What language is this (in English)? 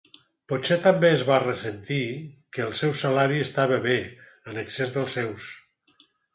Catalan